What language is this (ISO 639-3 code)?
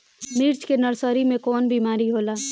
bho